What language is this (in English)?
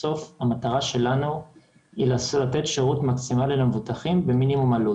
Hebrew